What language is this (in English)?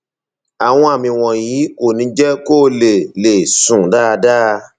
Yoruba